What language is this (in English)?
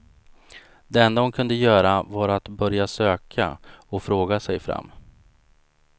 Swedish